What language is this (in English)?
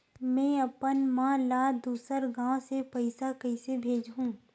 Chhattisgarhi